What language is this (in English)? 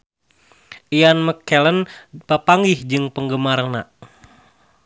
Sundanese